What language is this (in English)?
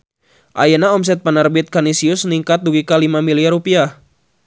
Sundanese